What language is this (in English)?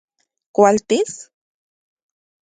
Central Puebla Nahuatl